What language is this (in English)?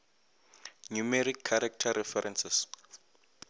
Northern Sotho